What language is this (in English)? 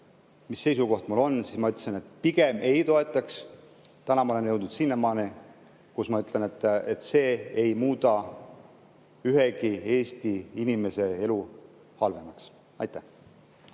Estonian